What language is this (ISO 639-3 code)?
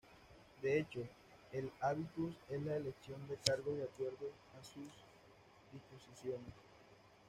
spa